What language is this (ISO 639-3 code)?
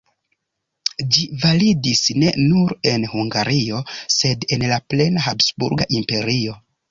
epo